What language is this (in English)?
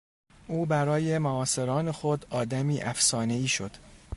Persian